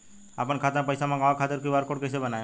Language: Bhojpuri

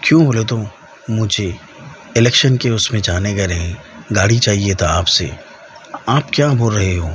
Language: Urdu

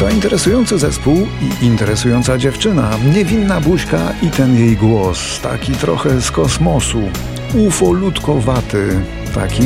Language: Polish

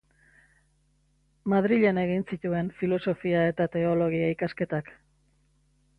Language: Basque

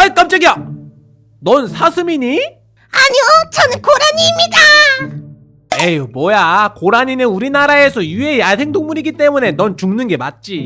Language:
Korean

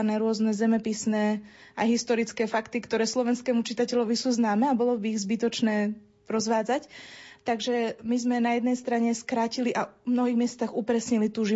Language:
Slovak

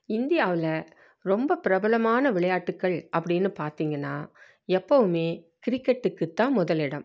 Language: Tamil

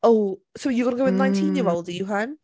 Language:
Welsh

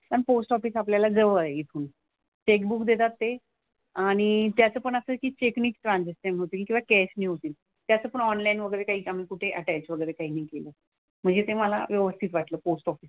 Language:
Marathi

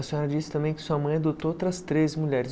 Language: Portuguese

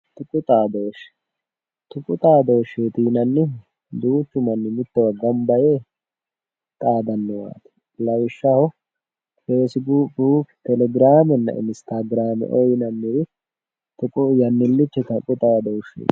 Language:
Sidamo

